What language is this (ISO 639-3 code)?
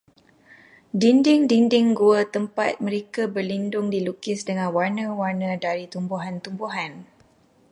msa